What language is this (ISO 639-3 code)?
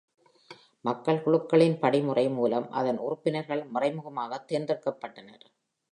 tam